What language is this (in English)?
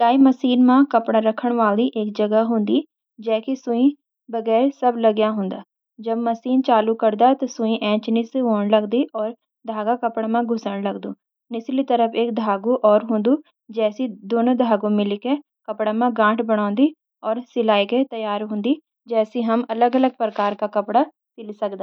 Garhwali